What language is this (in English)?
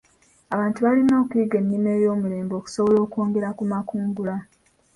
Ganda